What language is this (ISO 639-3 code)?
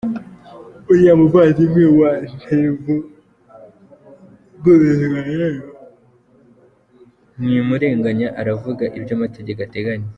kin